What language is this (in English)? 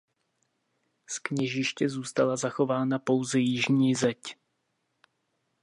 Czech